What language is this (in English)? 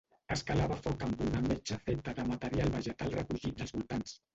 Catalan